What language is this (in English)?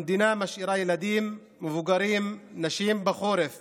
Hebrew